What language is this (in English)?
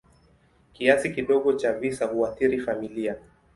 Swahili